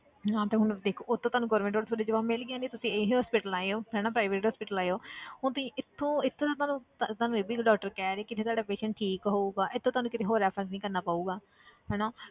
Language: Punjabi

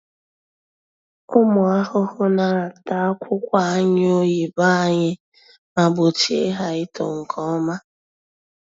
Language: Igbo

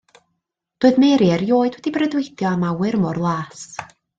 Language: Welsh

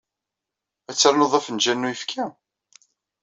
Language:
Kabyle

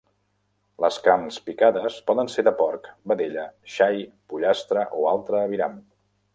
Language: Catalan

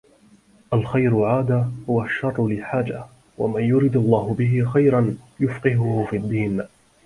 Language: Arabic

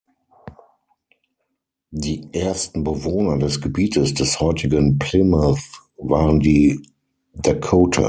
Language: German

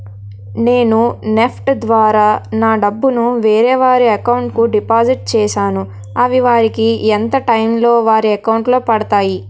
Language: Telugu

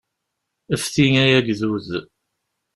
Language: Kabyle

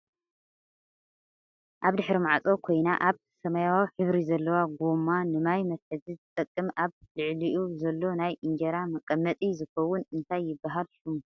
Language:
Tigrinya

